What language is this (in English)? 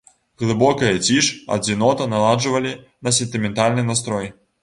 Belarusian